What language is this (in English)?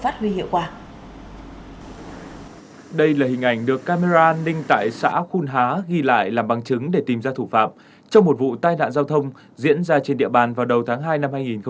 Vietnamese